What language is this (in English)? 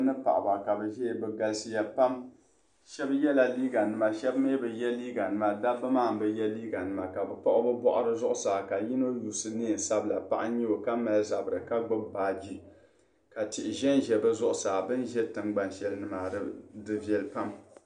Dagbani